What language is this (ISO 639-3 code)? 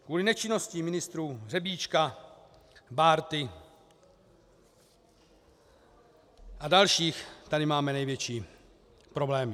ces